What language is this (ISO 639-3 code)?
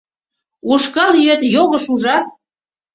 chm